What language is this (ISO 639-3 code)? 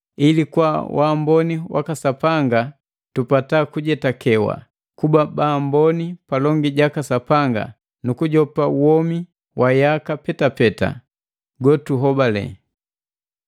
mgv